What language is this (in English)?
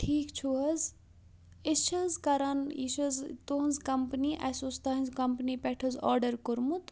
Kashmiri